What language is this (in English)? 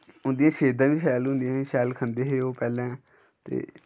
Dogri